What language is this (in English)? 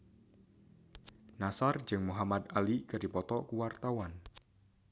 Sundanese